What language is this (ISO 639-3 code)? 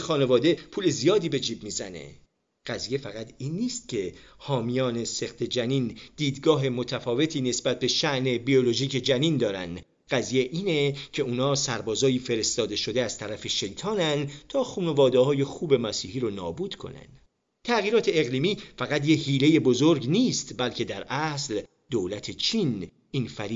fas